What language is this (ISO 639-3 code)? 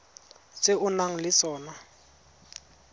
tsn